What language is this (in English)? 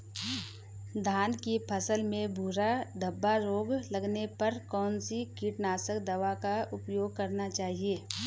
Hindi